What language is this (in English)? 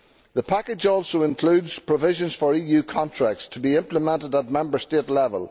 English